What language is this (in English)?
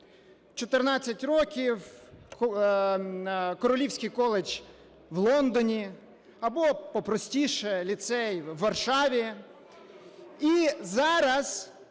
Ukrainian